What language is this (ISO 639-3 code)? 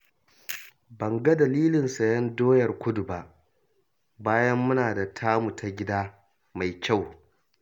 hau